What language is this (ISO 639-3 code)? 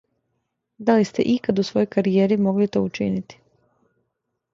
srp